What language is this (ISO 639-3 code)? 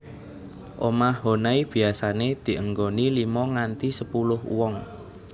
jav